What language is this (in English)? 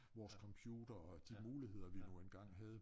Danish